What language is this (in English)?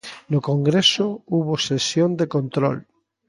Galician